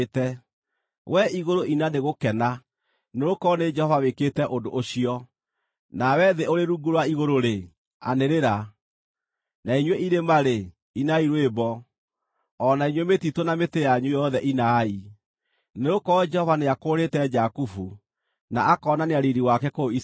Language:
Kikuyu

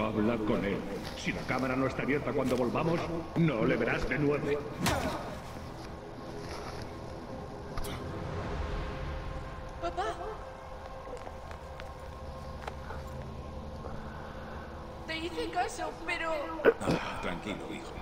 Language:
Spanish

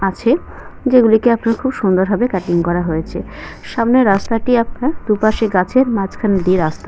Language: Bangla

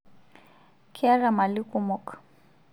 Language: Masai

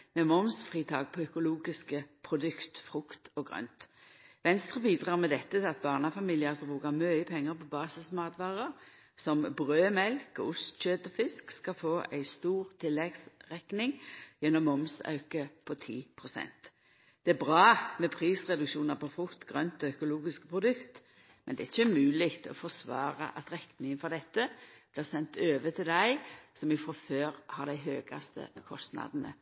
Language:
Norwegian Nynorsk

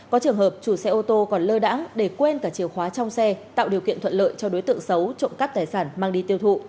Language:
Vietnamese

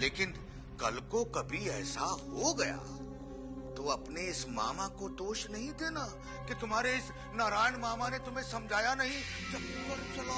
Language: Hindi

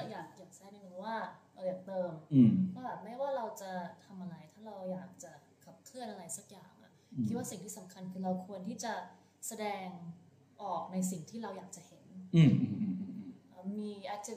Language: Thai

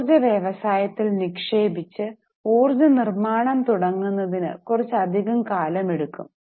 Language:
Malayalam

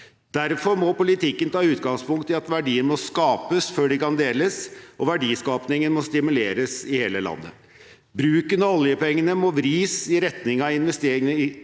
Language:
Norwegian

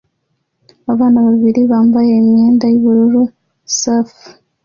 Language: Kinyarwanda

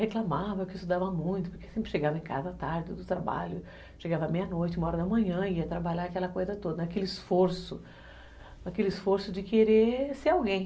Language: Portuguese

